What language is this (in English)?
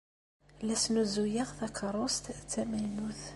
Kabyle